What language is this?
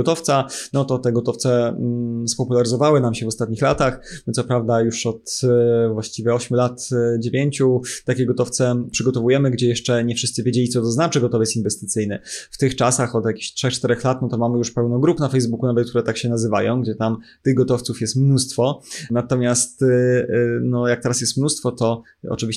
Polish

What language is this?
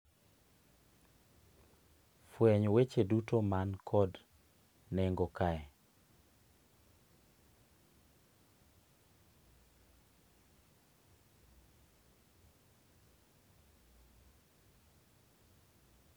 Luo (Kenya and Tanzania)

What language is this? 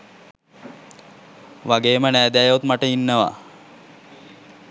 Sinhala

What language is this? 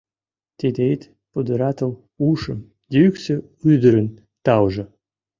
Mari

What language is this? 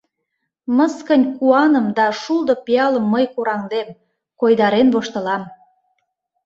Mari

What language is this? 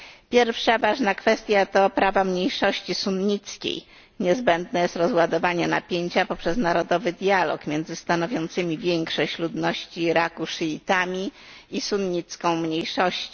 Polish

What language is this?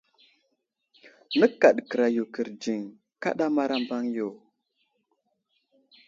Wuzlam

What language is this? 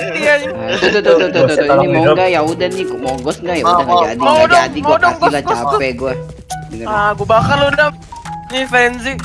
Indonesian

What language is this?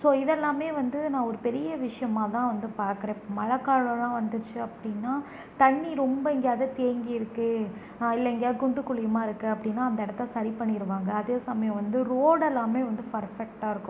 Tamil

